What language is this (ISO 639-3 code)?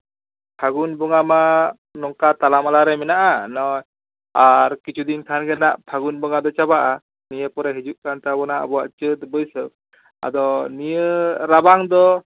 sat